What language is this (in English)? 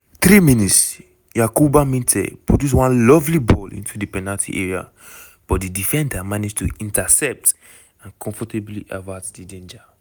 Nigerian Pidgin